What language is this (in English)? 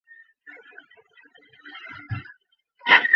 Chinese